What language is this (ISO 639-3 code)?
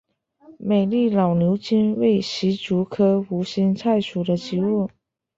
zho